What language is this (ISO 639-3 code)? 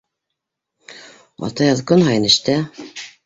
bak